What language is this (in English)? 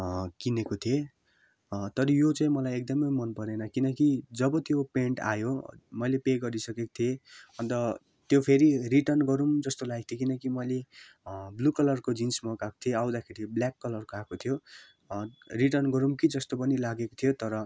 Nepali